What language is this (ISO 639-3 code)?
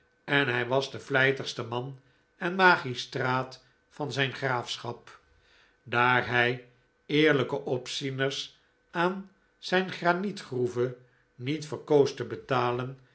nld